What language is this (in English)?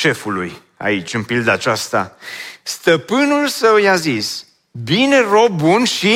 Romanian